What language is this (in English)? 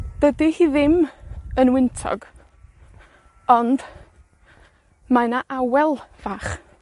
Welsh